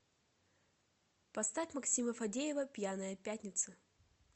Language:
Russian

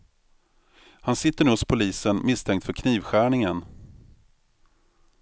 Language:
Swedish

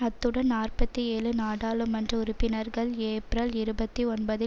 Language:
Tamil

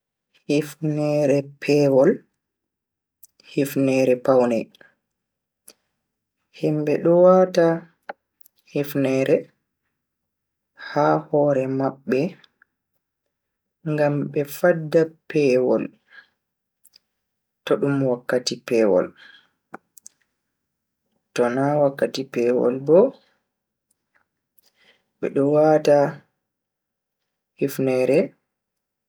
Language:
Bagirmi Fulfulde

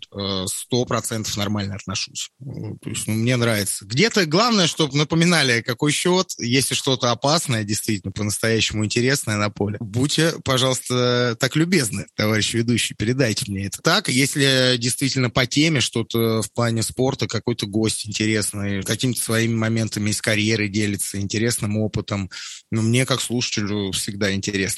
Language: Russian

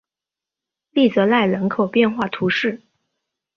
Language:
Chinese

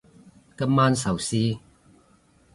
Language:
Cantonese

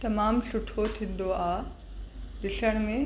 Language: Sindhi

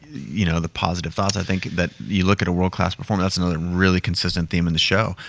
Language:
English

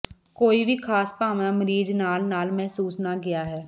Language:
Punjabi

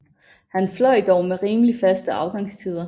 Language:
Danish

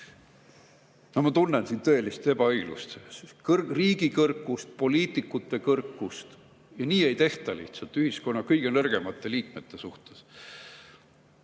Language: Estonian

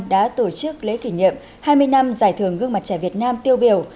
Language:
Vietnamese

